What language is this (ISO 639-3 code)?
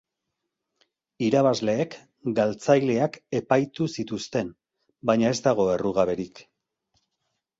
eus